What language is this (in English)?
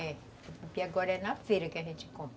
Portuguese